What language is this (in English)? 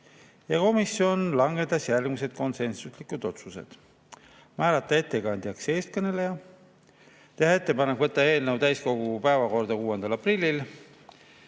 Estonian